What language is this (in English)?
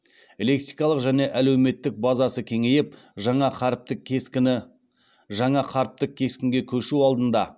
Kazakh